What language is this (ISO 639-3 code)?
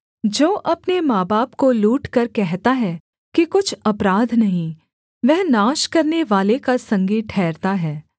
hin